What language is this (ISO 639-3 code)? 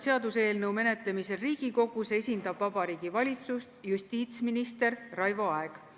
est